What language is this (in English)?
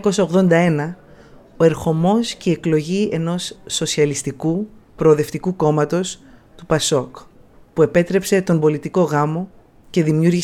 Greek